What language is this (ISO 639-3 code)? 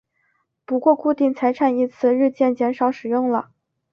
zho